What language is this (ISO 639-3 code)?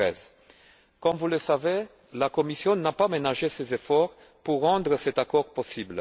fra